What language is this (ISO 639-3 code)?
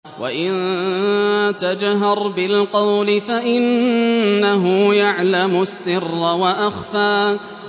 ara